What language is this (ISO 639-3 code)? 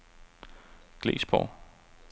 dan